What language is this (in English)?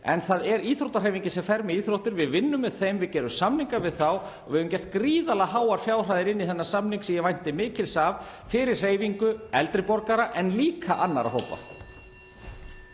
Icelandic